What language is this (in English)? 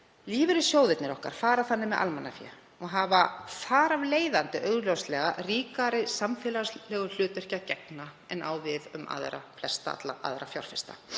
Icelandic